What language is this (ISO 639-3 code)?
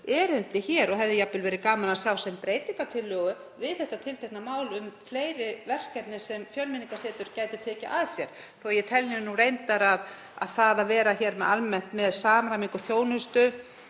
isl